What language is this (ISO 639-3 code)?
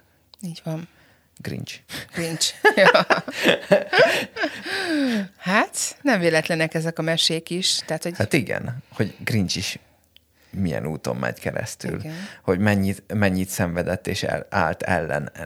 hun